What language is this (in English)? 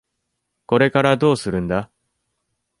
Japanese